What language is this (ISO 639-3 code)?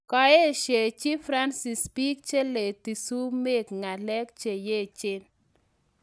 kln